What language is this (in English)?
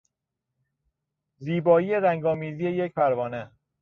Persian